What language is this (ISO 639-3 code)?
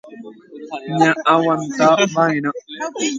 grn